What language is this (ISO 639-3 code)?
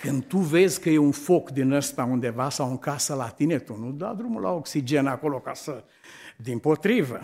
ron